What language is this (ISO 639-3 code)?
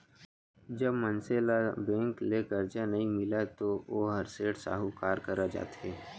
hne